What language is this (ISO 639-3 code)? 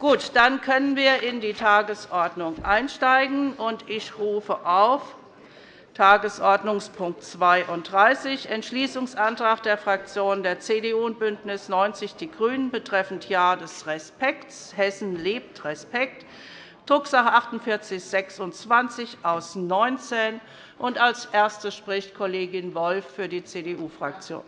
deu